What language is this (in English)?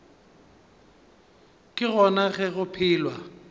Northern Sotho